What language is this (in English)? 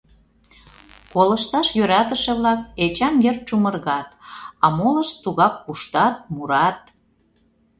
Mari